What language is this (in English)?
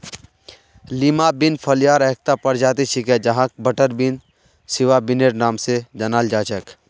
Magahi